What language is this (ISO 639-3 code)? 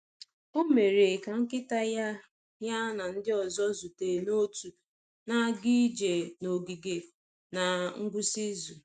ibo